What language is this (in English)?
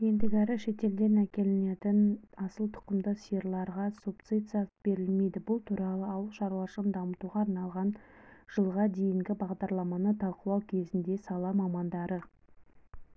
Kazakh